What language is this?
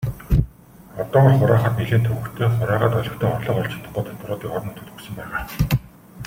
Mongolian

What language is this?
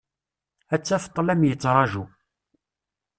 Kabyle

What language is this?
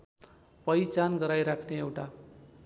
Nepali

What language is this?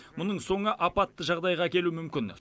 Kazakh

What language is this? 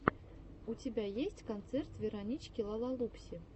Russian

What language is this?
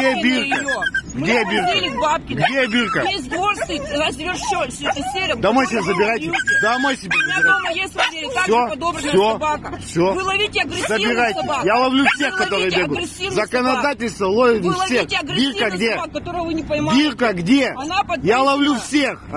Russian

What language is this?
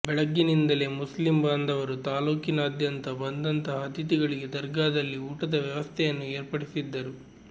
Kannada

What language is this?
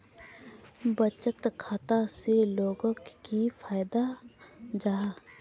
Magahi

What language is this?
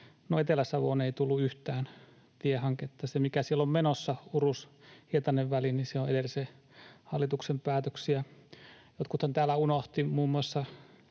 Finnish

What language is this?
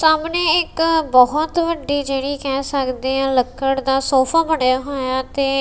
Punjabi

